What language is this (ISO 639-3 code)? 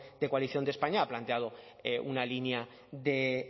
spa